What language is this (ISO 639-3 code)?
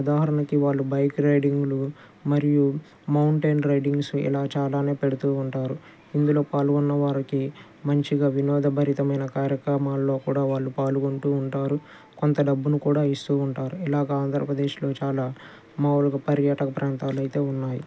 tel